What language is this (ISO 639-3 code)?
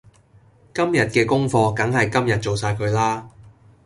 yue